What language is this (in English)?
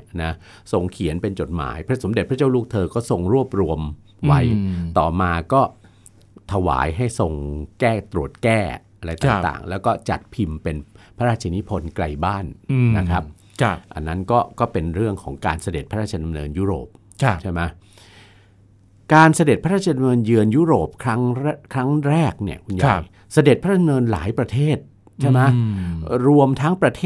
Thai